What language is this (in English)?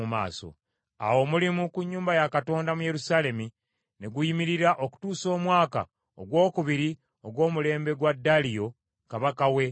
Ganda